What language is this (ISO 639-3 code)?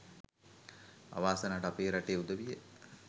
sin